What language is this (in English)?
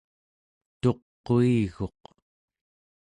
Central Yupik